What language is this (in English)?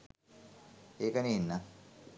Sinhala